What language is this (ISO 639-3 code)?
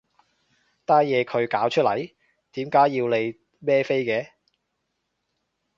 yue